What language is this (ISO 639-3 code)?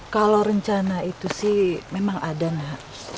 ind